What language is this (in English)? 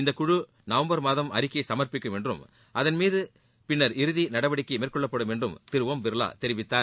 Tamil